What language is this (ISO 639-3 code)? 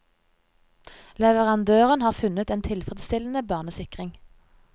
nor